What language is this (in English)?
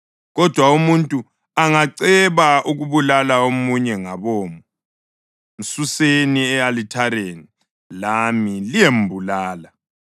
North Ndebele